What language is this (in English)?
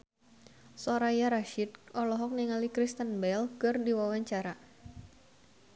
Sundanese